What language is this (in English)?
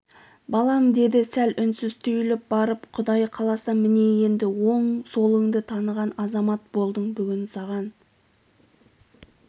Kazakh